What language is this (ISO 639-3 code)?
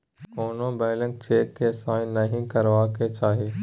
mai